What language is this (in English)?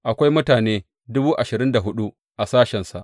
Hausa